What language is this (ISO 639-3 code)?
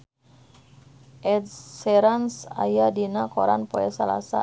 sun